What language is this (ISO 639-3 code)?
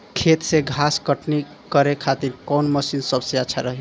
bho